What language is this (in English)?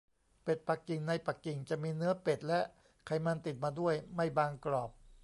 Thai